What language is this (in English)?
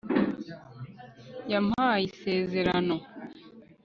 Kinyarwanda